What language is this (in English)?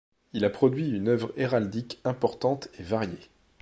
French